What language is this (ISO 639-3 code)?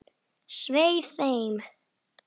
isl